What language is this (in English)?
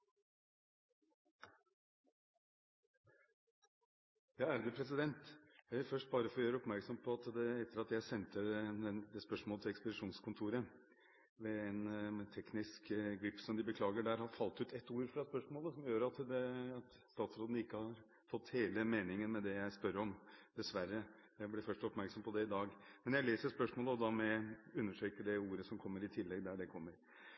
Norwegian Bokmål